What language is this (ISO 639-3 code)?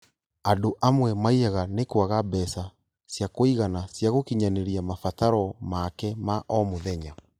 kik